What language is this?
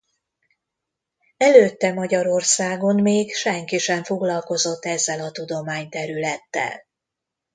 Hungarian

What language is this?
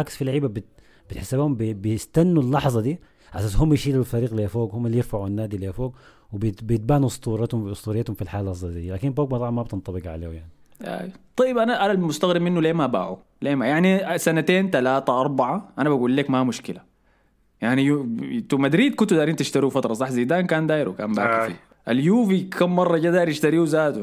Arabic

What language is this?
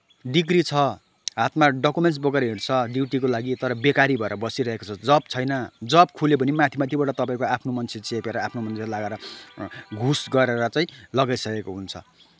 Nepali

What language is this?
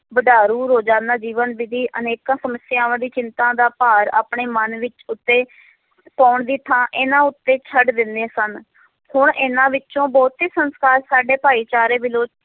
Punjabi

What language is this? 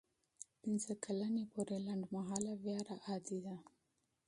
Pashto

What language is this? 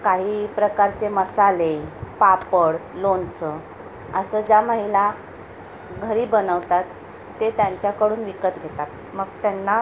Marathi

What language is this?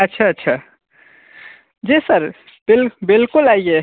Hindi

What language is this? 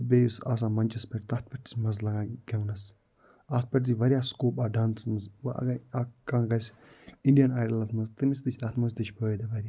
Kashmiri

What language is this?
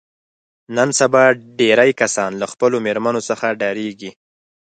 Pashto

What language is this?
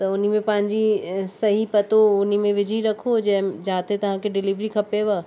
Sindhi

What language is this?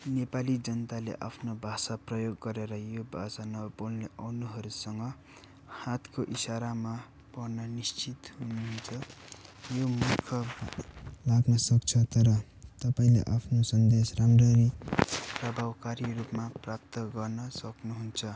Nepali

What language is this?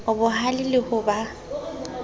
Southern Sotho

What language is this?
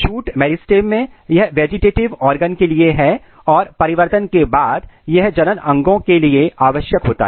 Hindi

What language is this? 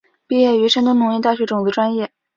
Chinese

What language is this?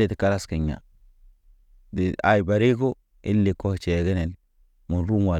Naba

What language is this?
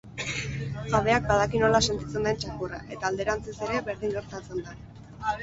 Basque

